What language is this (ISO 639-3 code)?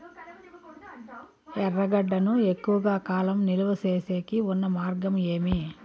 tel